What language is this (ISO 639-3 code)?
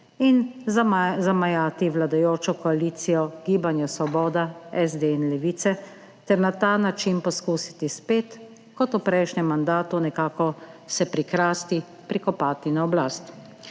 slv